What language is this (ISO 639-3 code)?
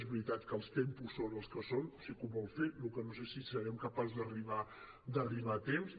cat